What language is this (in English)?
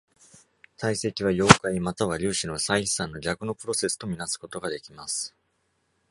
Japanese